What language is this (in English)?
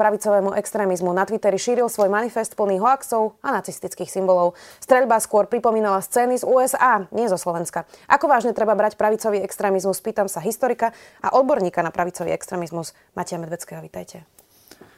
Slovak